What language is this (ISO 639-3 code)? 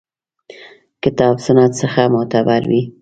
pus